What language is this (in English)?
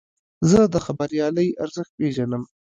Pashto